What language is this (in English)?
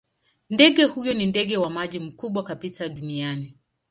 Swahili